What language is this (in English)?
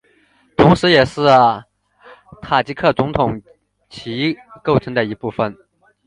Chinese